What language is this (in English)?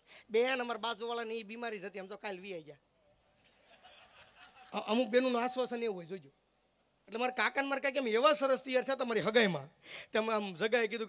Gujarati